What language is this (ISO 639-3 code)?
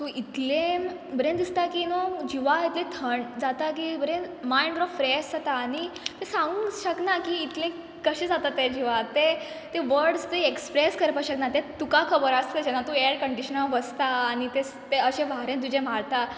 kok